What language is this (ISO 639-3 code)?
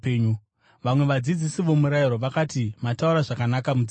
sna